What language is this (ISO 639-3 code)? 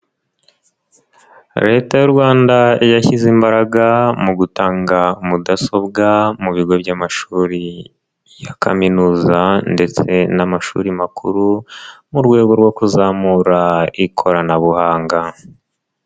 kin